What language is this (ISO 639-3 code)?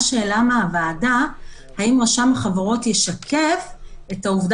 heb